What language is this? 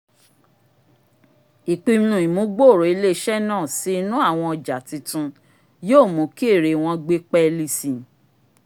Yoruba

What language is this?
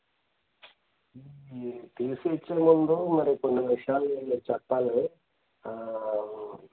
Telugu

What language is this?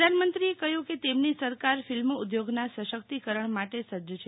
Gujarati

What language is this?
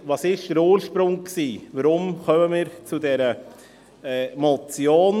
Swiss German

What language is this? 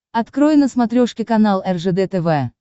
Russian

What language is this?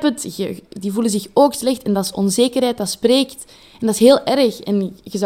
Dutch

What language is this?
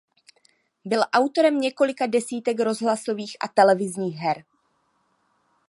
Czech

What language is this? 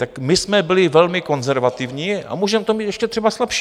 Czech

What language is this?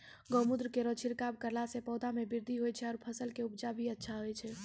Maithili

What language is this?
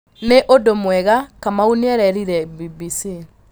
Kikuyu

